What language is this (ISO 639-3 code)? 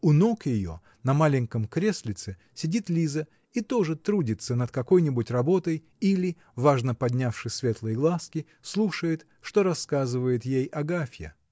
rus